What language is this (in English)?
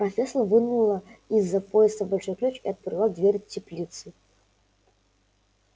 Russian